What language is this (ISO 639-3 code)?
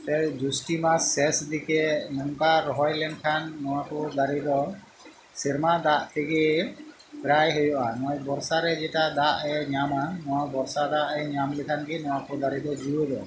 sat